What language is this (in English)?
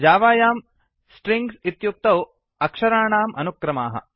Sanskrit